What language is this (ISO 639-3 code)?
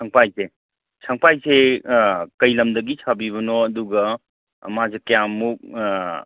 mni